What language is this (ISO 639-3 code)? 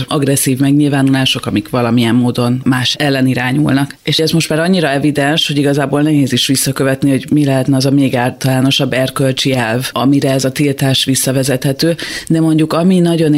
hun